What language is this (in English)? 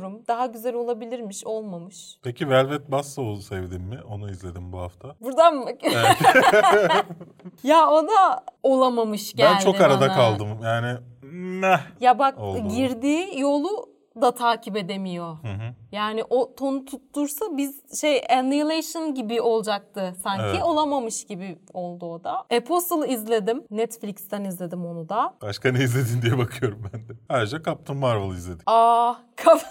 Turkish